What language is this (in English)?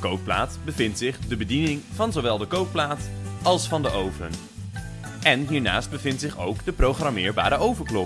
Dutch